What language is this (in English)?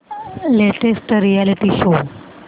Marathi